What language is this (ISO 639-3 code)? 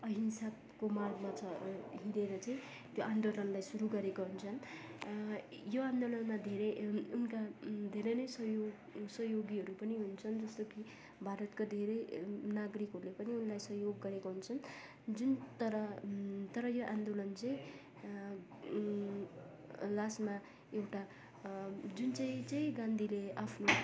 nep